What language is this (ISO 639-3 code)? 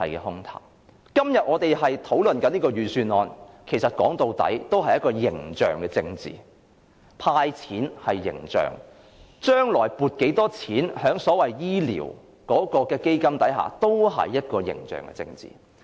yue